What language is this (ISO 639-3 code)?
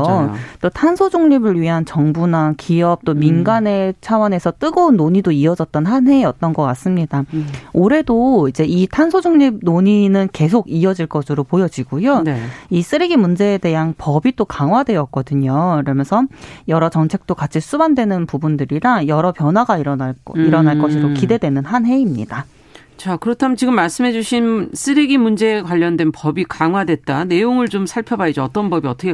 kor